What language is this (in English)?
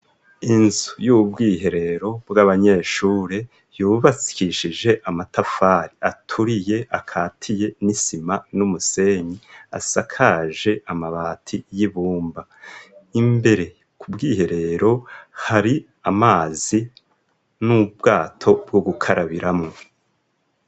Rundi